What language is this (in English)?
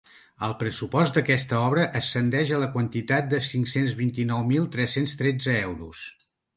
Catalan